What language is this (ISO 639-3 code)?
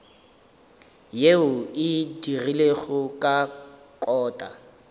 nso